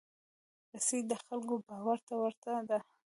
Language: Pashto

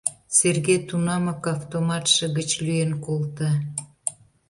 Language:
Mari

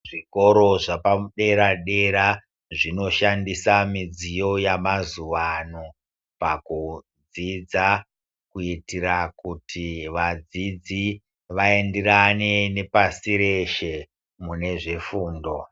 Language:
Ndau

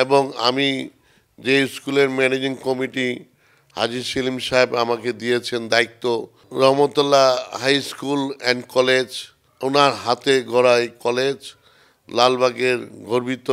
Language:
Bangla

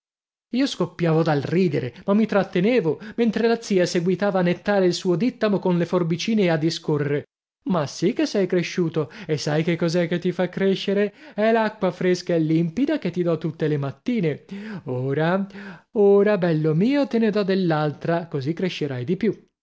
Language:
Italian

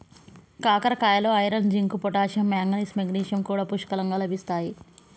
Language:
Telugu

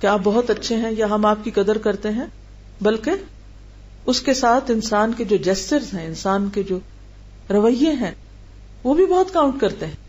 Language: Hindi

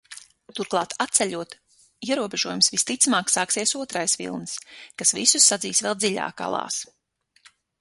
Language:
Latvian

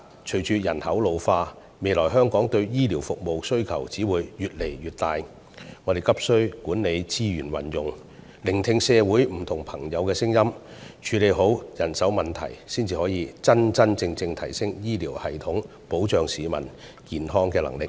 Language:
Cantonese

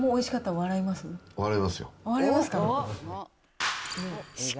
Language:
Japanese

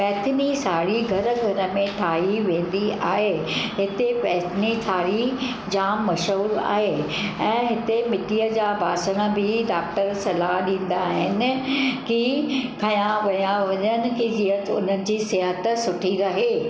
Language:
Sindhi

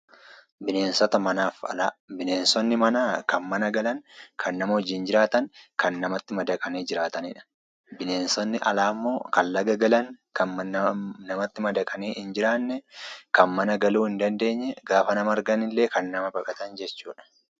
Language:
Oromo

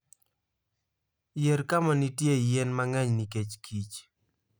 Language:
Luo (Kenya and Tanzania)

